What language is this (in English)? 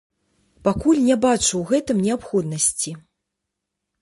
Belarusian